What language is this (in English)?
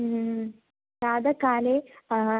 Sanskrit